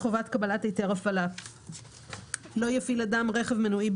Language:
Hebrew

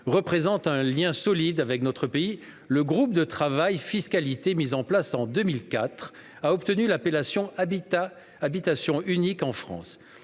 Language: French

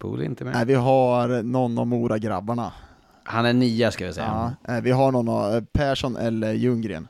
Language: Swedish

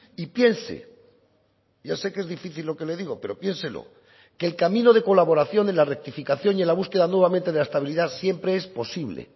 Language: Spanish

